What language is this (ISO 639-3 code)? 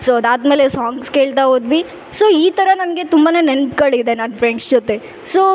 kan